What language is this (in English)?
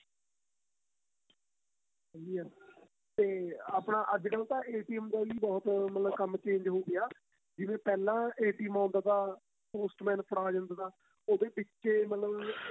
Punjabi